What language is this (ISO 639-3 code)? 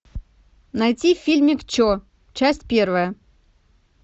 rus